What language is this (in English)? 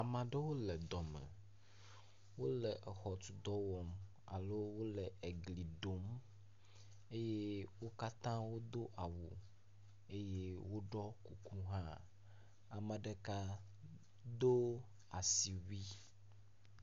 Ewe